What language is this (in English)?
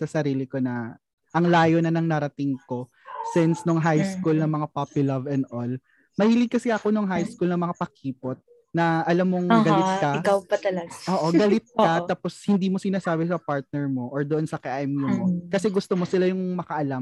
Filipino